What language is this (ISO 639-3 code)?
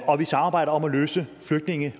dan